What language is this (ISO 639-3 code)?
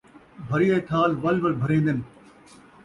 skr